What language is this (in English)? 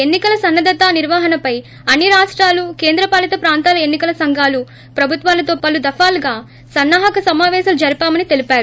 Telugu